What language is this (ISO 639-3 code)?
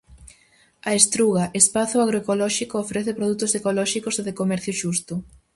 glg